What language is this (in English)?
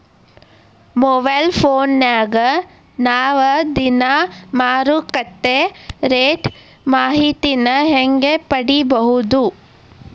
Kannada